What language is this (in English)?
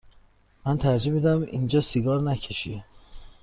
Persian